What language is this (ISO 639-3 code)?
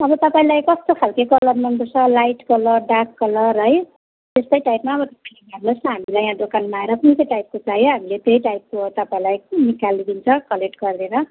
nep